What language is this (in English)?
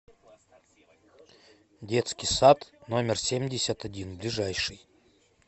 Russian